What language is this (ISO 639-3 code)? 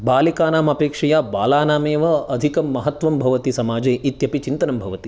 san